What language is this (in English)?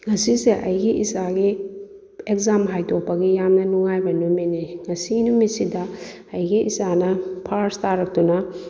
Manipuri